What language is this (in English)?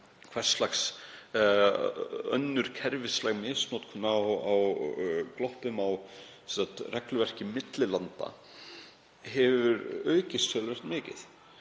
Icelandic